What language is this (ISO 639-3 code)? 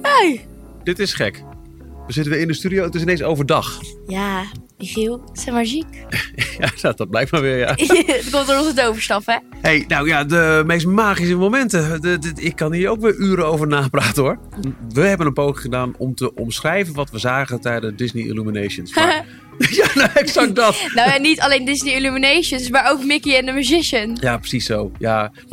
nld